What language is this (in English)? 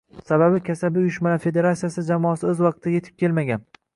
Uzbek